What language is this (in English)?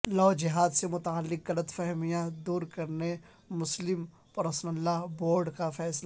Urdu